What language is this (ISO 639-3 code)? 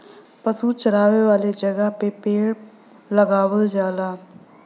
bho